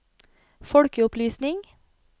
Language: Norwegian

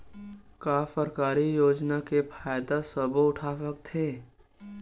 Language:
Chhattisgarhi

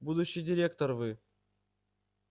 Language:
Russian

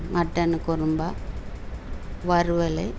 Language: Tamil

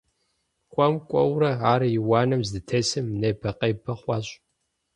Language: Kabardian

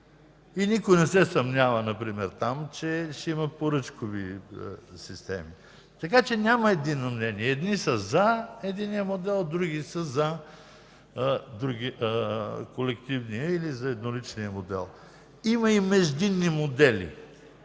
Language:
Bulgarian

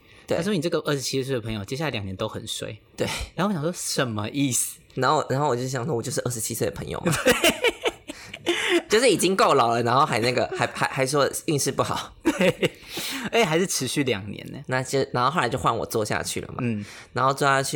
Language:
Chinese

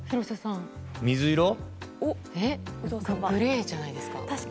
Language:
Japanese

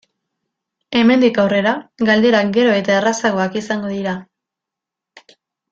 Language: Basque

